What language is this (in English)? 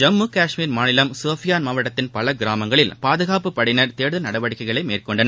Tamil